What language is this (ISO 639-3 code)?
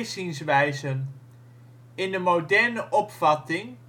nld